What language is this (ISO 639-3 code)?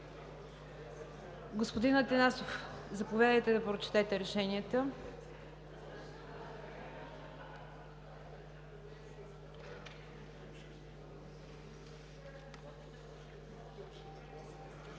bul